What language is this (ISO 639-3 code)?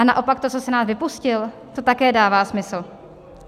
ces